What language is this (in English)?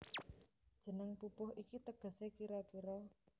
Javanese